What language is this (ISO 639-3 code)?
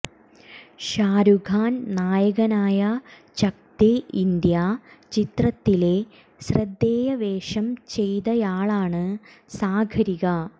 mal